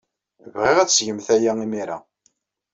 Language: Kabyle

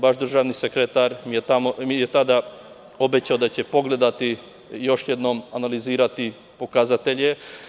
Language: Serbian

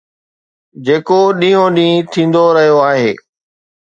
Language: Sindhi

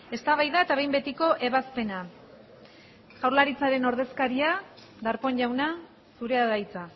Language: Basque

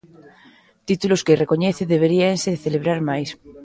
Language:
Galician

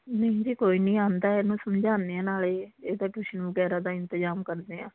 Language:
Punjabi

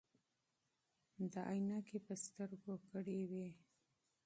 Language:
Pashto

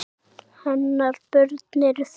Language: Icelandic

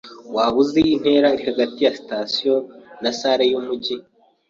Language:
Kinyarwanda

